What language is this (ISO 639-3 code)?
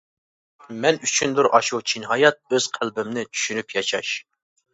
uig